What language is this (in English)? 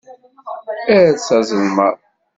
Kabyle